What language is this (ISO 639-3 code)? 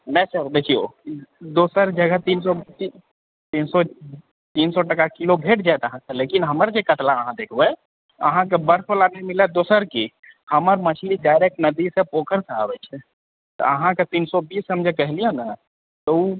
mai